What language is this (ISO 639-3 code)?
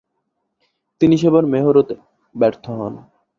ben